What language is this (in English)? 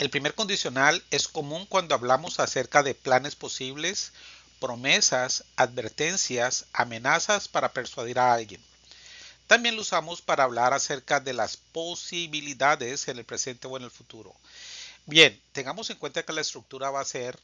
Spanish